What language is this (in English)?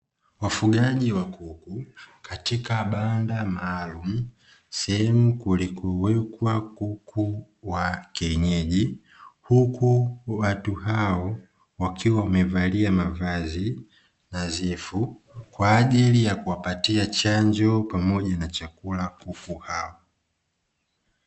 Swahili